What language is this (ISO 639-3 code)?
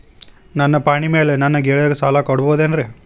kan